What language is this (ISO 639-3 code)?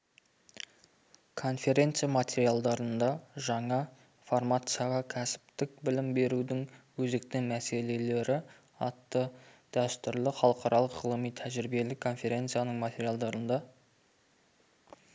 kaz